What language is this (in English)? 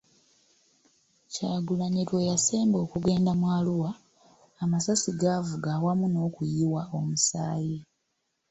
Ganda